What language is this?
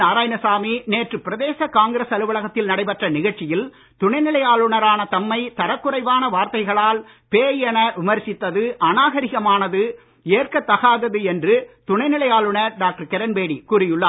Tamil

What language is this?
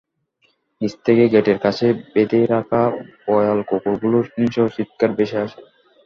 Bangla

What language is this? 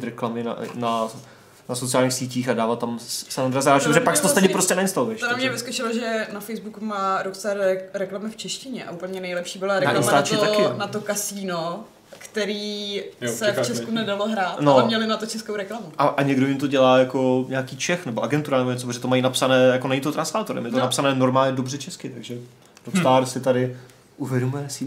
Czech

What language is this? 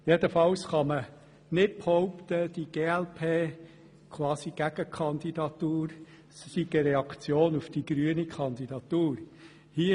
Swiss German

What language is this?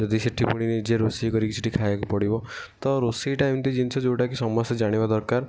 Odia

